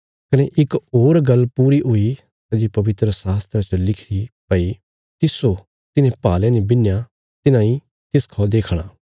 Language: Bilaspuri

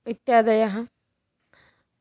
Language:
Sanskrit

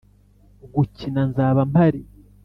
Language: Kinyarwanda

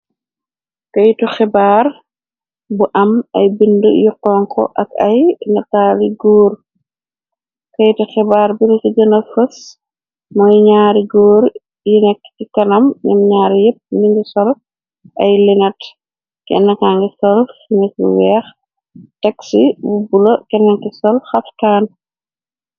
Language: Wolof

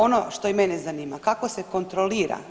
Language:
Croatian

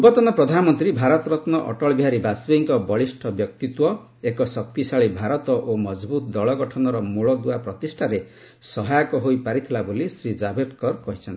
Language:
Odia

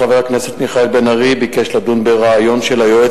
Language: Hebrew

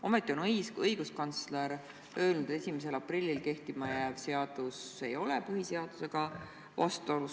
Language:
Estonian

